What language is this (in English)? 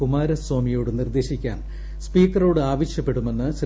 Malayalam